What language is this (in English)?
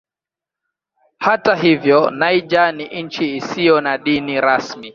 Swahili